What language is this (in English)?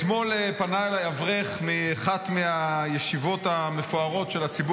Hebrew